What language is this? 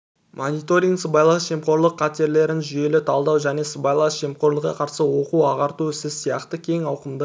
Kazakh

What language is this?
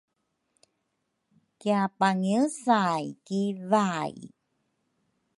Rukai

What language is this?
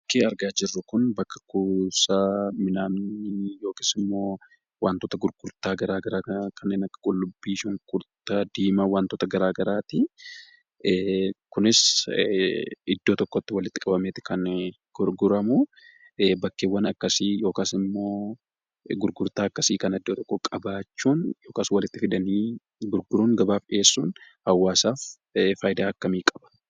Oromo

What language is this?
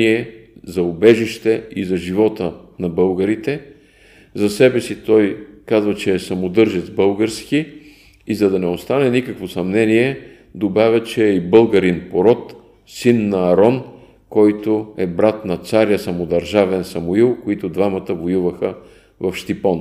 Bulgarian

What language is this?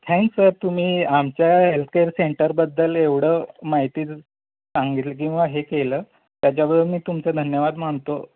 Marathi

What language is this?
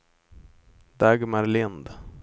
Swedish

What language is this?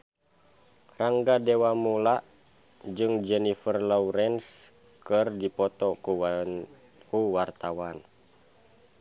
Sundanese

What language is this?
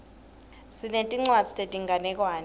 Swati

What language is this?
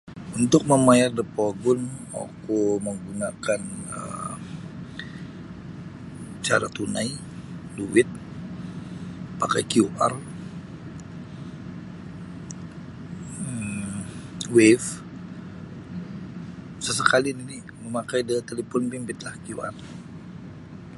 Sabah Bisaya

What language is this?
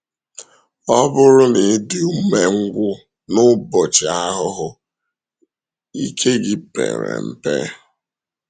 Igbo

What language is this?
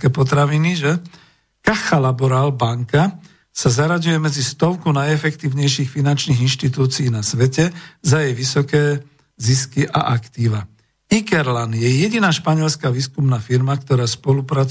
Slovak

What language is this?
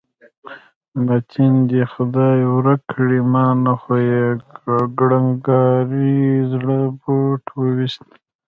Pashto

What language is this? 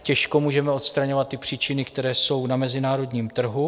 Czech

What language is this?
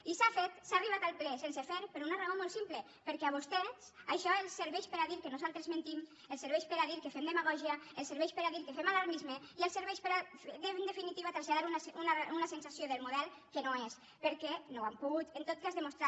Catalan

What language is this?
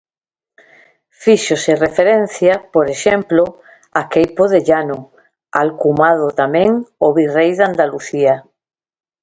Galician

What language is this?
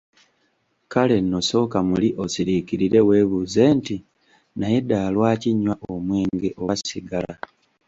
Ganda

